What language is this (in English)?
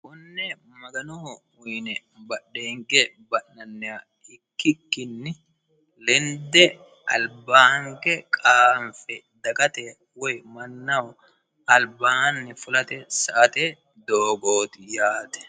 Sidamo